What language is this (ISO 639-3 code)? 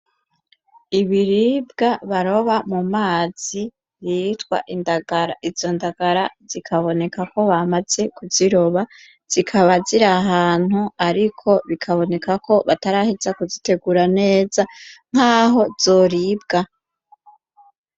run